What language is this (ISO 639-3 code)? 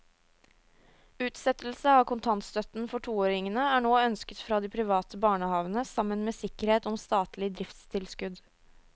nor